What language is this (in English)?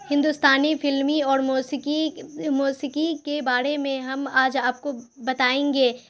Urdu